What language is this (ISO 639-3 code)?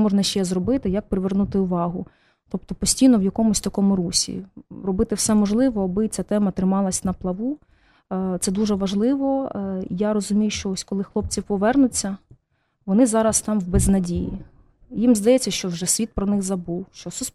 ukr